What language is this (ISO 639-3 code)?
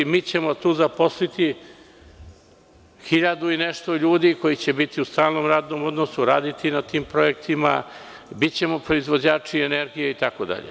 srp